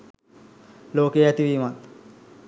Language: Sinhala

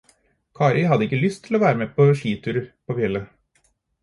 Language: Norwegian Bokmål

